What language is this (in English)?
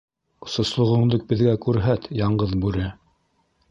Bashkir